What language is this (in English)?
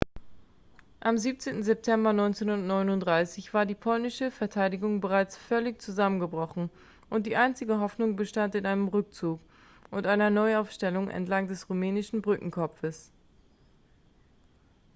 German